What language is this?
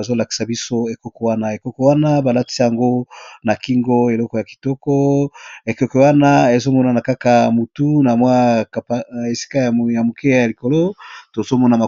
Lingala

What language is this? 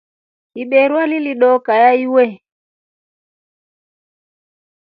Rombo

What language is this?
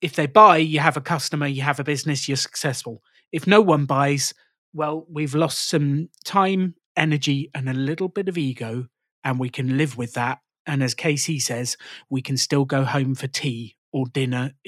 English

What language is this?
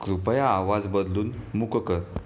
Marathi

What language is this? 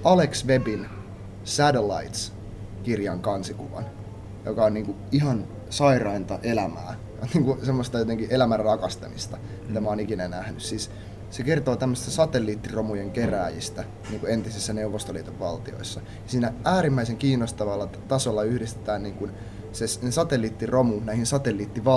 Finnish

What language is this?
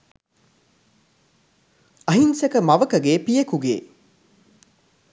Sinhala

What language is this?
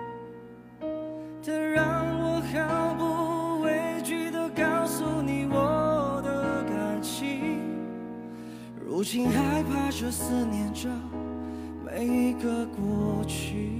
Chinese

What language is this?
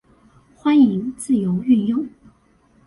Chinese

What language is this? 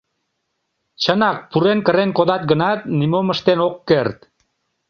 Mari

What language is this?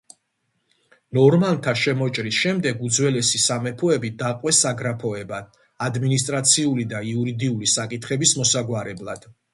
Georgian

